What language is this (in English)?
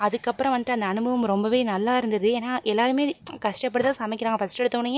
Tamil